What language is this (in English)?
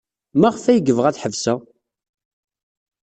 Kabyle